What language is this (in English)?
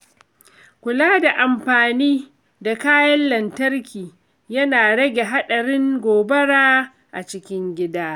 Hausa